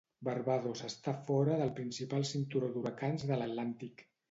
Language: Catalan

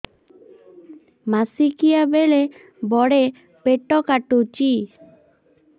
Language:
Odia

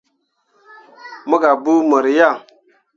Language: Mundang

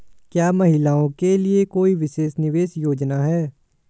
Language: Hindi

